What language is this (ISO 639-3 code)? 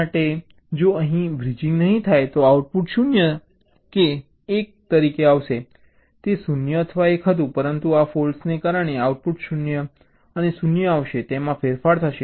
guj